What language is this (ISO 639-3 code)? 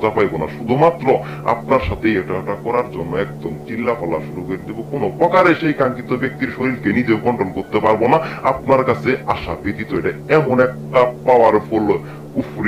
ron